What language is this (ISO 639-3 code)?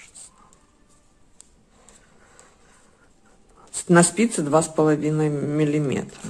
rus